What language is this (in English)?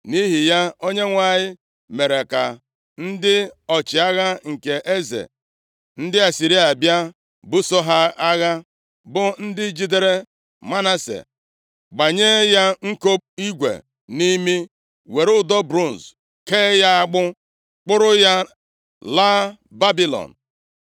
Igbo